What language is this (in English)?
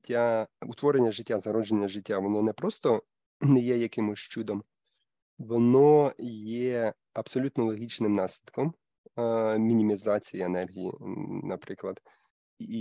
Ukrainian